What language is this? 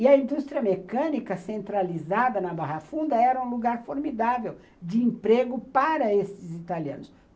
Portuguese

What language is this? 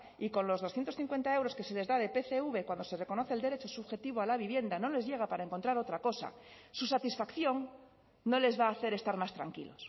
Spanish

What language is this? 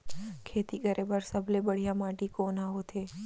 Chhattisgarhi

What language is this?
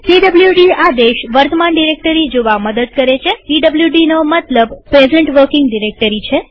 Gujarati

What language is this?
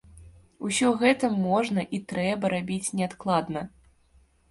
Belarusian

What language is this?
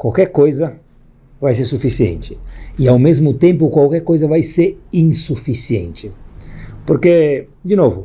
Portuguese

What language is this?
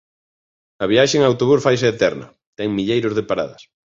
Galician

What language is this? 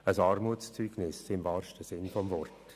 Swiss German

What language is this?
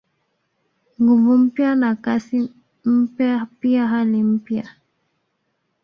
Swahili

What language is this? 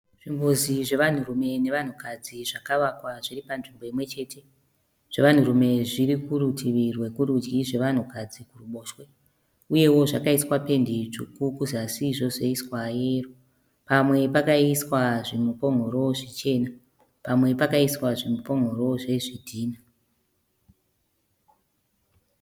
Shona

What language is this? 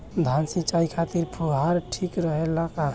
Bhojpuri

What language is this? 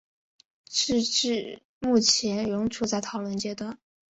Chinese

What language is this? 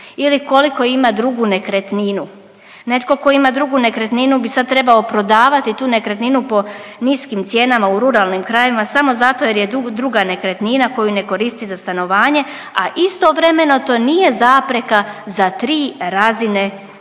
Croatian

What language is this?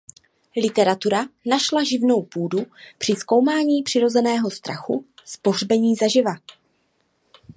Czech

